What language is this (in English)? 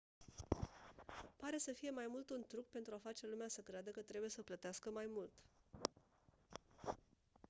Romanian